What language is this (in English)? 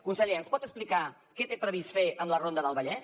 Catalan